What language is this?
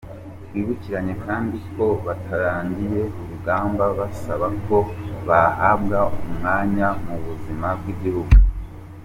Kinyarwanda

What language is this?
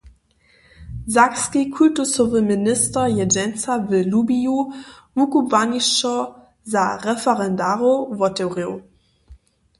Upper Sorbian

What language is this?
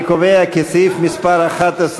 Hebrew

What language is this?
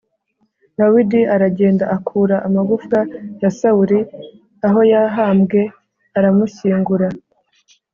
Kinyarwanda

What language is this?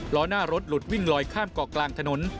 Thai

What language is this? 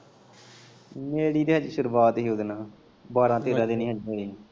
Punjabi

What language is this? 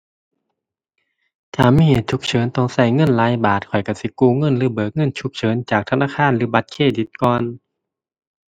Thai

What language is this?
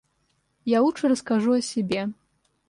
Russian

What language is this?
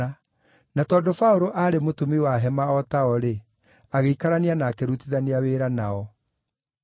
Kikuyu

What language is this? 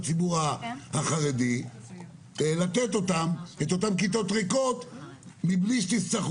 Hebrew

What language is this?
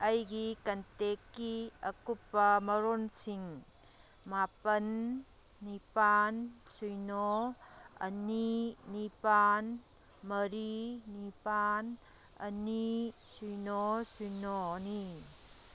Manipuri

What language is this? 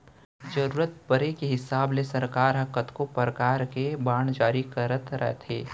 Chhattisgarhi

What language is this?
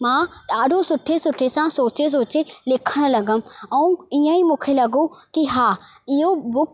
Sindhi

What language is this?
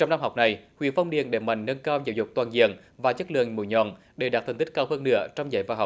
Vietnamese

